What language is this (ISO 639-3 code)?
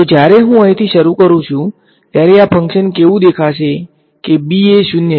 guj